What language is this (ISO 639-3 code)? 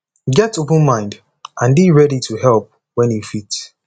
pcm